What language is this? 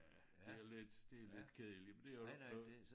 Danish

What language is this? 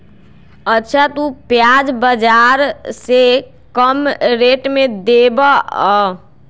Magahi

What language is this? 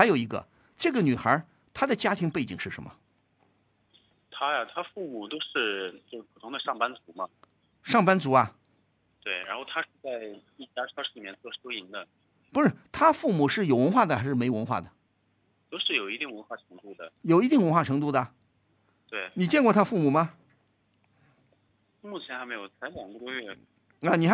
Chinese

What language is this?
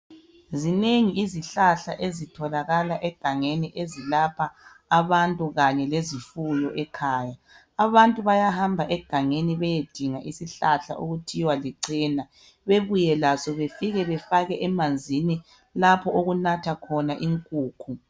North Ndebele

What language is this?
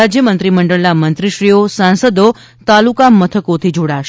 Gujarati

